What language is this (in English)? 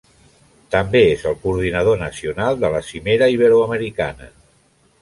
Catalan